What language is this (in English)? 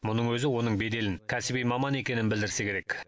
Kazakh